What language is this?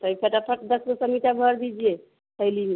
Hindi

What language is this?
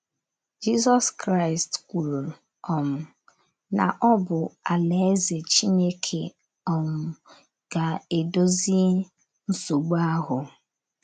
Igbo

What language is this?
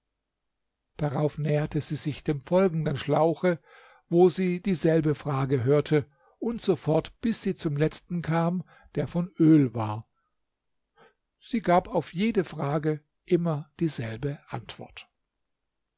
German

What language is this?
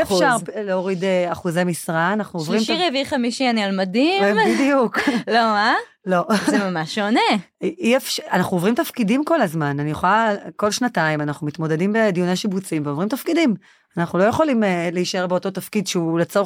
Hebrew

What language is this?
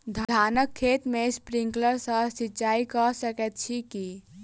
Maithili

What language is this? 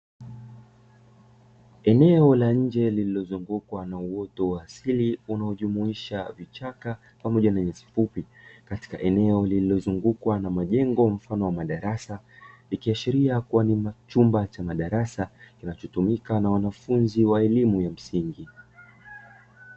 Swahili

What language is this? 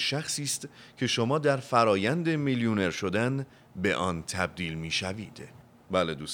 Persian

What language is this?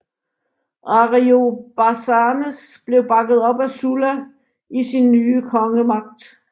Danish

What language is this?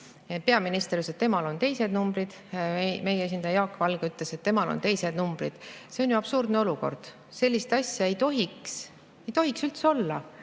Estonian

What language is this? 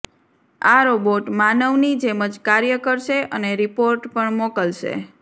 Gujarati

